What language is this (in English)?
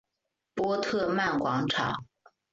Chinese